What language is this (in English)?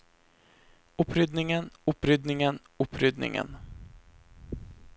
Norwegian